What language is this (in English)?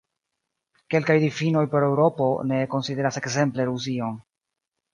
Esperanto